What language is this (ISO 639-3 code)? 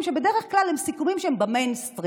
heb